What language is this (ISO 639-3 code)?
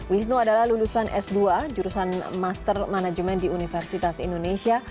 ind